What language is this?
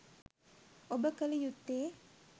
Sinhala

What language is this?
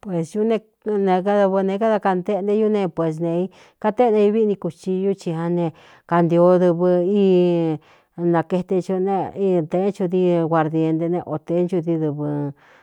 Cuyamecalco Mixtec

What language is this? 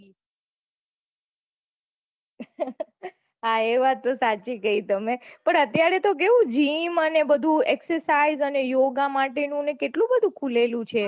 Gujarati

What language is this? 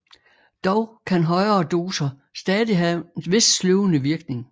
Danish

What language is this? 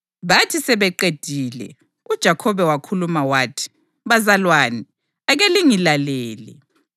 North Ndebele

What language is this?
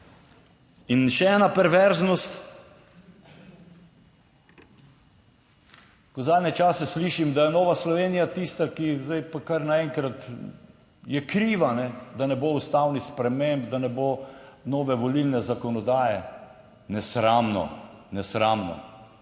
Slovenian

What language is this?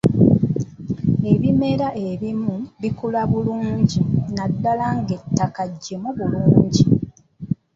Ganda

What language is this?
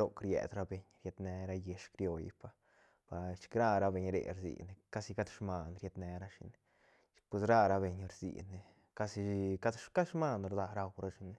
Santa Catarina Albarradas Zapotec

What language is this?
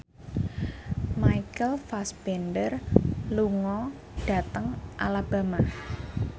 Javanese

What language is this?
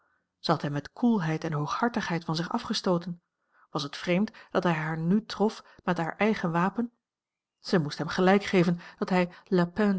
Dutch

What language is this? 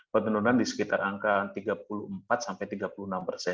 Indonesian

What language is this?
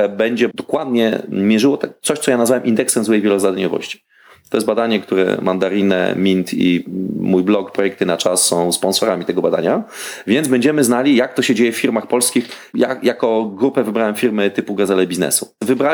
Polish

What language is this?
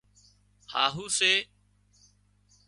Wadiyara Koli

